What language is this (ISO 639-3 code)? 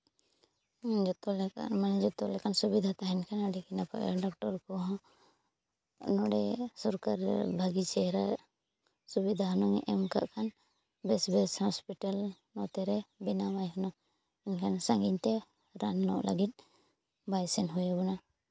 sat